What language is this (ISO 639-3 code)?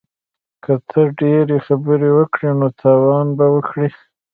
pus